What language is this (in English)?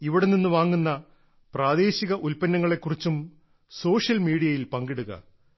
Malayalam